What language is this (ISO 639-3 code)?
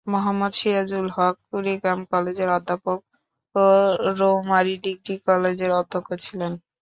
ben